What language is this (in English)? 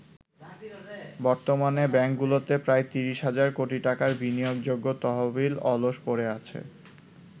Bangla